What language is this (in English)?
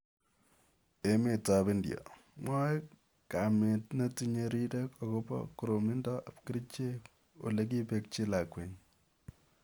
Kalenjin